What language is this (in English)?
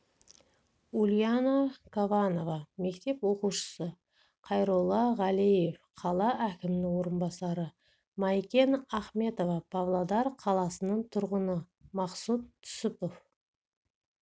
Kazakh